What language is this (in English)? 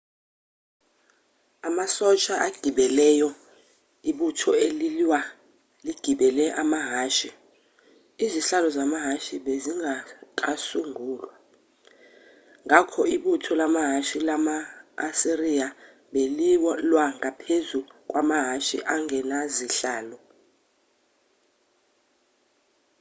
Zulu